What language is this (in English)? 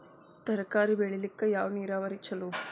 Kannada